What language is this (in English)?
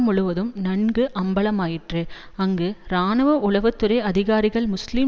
Tamil